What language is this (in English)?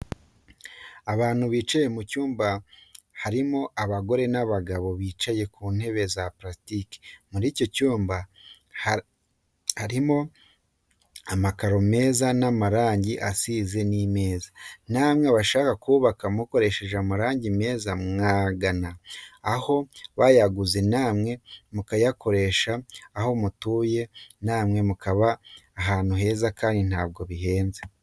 Kinyarwanda